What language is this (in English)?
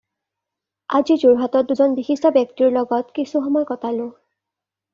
Assamese